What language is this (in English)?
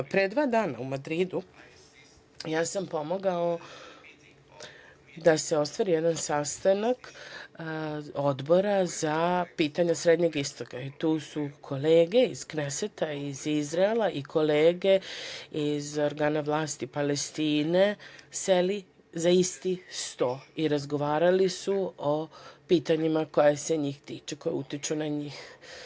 Serbian